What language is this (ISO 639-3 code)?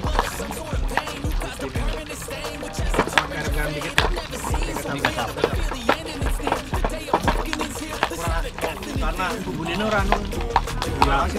ind